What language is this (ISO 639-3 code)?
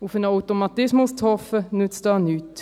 gsw